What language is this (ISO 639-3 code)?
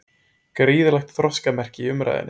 isl